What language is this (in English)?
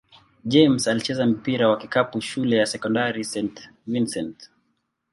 Swahili